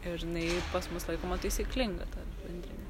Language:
Lithuanian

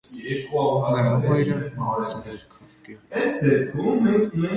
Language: Armenian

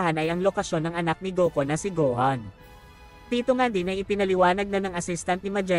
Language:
Filipino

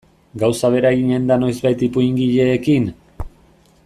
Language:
Basque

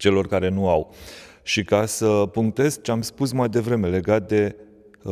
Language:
Romanian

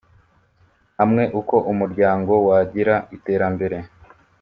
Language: Kinyarwanda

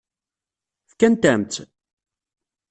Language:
Kabyle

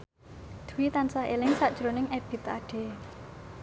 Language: Javanese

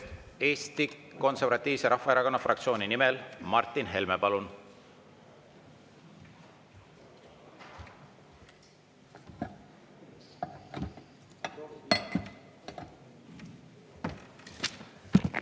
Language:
Estonian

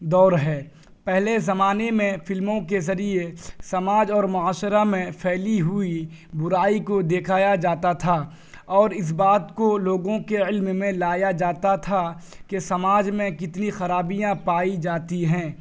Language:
Urdu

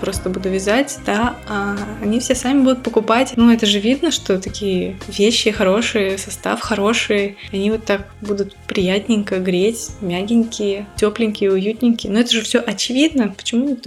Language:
Russian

